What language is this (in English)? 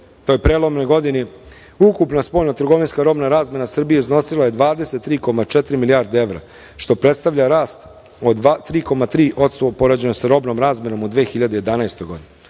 Serbian